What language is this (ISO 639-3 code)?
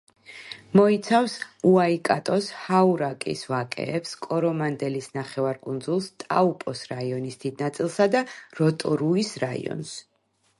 kat